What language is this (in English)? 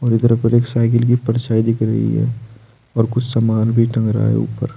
Hindi